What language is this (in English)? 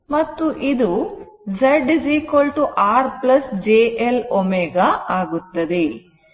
Kannada